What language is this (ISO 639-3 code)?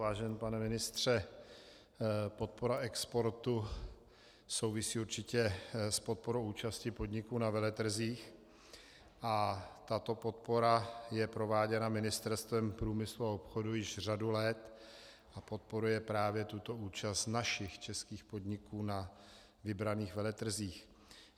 ces